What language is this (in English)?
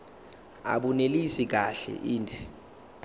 Zulu